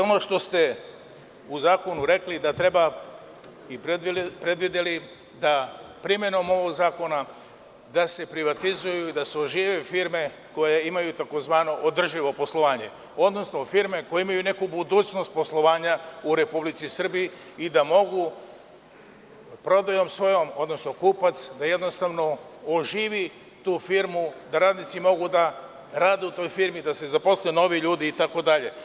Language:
Serbian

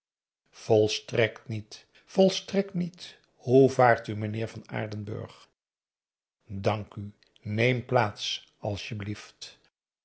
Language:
Dutch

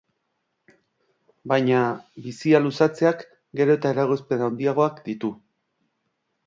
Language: Basque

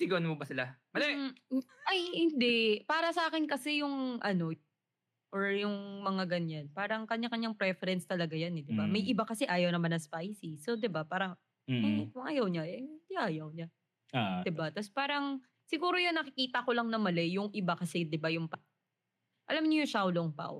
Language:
Filipino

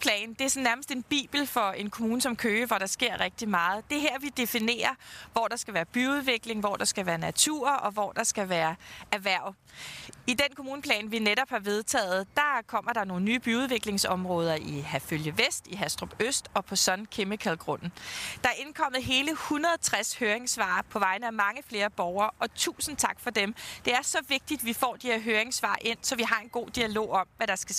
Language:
Danish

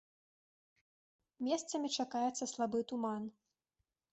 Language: Belarusian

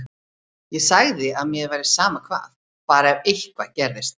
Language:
Icelandic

